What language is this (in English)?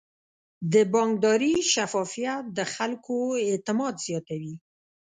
Pashto